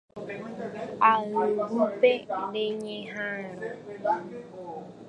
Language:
Guarani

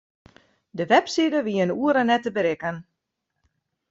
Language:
Western Frisian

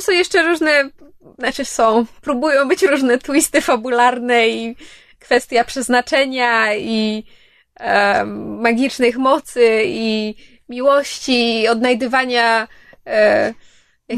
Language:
Polish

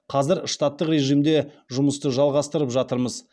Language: Kazakh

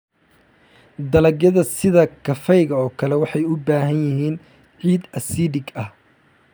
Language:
Somali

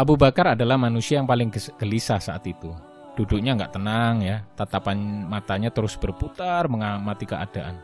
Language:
Indonesian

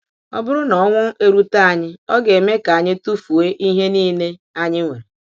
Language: Igbo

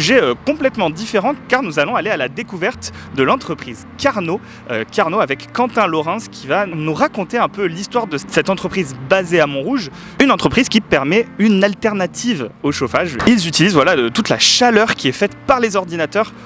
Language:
French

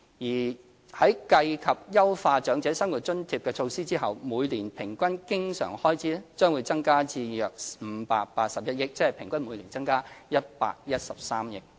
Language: Cantonese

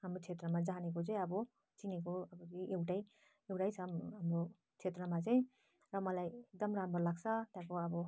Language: Nepali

